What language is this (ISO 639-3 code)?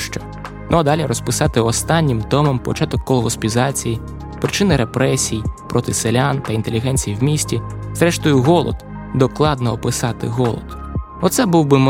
ukr